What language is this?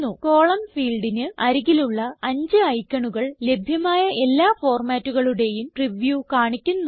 Malayalam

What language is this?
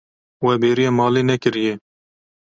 Kurdish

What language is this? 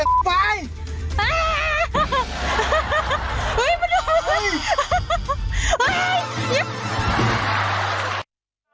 Thai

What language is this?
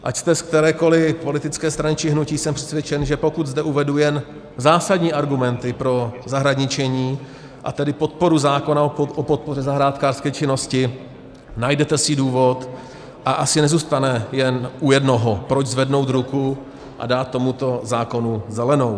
Czech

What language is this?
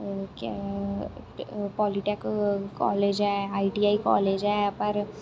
Dogri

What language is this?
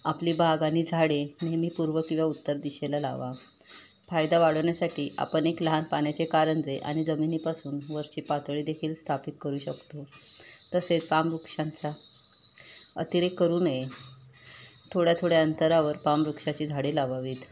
Marathi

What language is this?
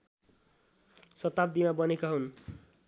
Nepali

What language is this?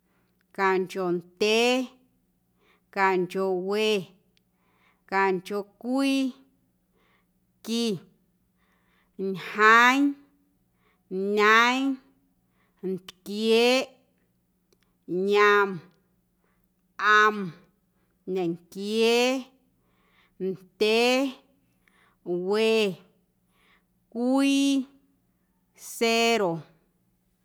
Guerrero Amuzgo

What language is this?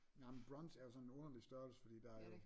Danish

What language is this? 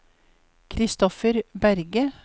Norwegian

